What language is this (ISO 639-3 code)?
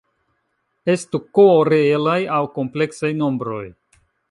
epo